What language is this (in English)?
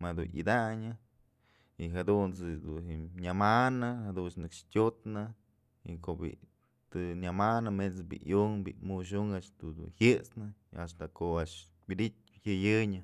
Mazatlán Mixe